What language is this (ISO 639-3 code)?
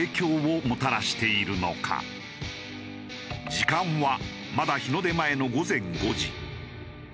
jpn